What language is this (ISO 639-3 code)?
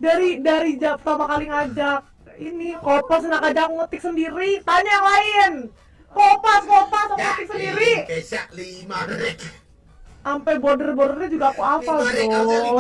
ind